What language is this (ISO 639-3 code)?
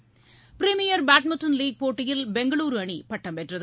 tam